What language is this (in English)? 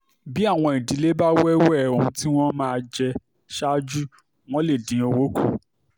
Yoruba